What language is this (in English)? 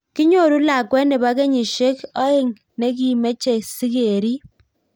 Kalenjin